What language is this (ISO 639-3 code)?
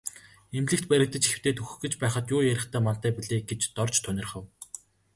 mon